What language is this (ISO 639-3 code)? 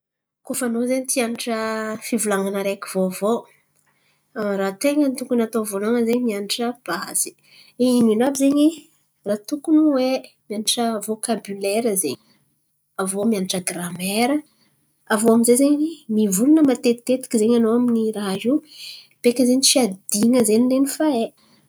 xmv